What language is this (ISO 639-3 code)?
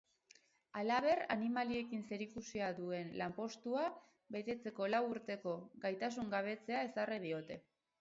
eus